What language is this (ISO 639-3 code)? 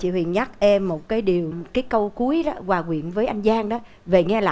vie